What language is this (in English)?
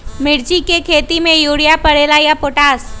Magahi